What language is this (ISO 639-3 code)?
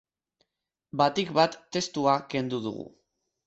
eus